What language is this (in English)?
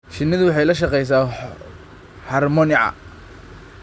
Somali